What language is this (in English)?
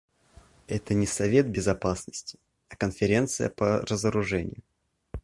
Russian